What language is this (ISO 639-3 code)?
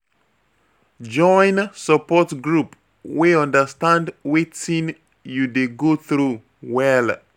pcm